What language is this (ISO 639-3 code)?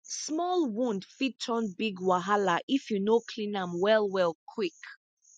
pcm